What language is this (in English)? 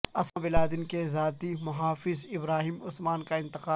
Urdu